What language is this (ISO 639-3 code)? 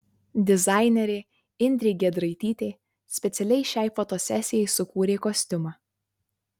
lit